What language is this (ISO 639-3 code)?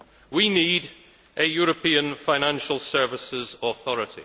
eng